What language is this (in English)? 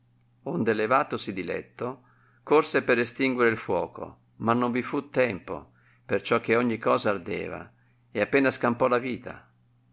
Italian